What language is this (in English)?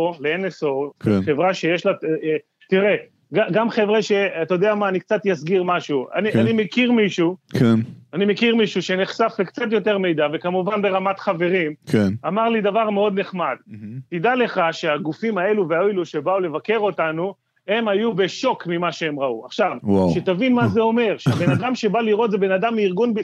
Hebrew